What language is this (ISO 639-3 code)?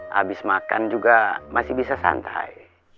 ind